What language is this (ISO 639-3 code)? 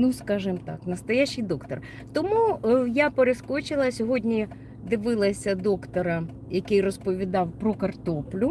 ukr